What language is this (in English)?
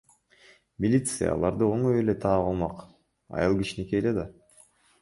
Kyrgyz